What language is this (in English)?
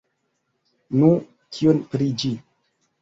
Esperanto